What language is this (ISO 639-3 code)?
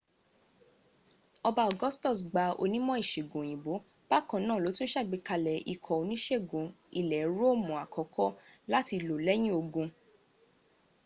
yor